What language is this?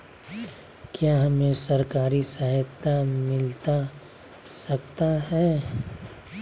Magahi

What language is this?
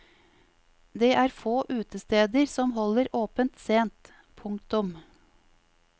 Norwegian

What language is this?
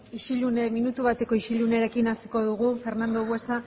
Basque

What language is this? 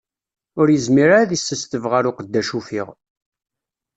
Kabyle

